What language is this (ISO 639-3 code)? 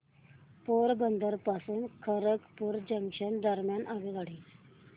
mar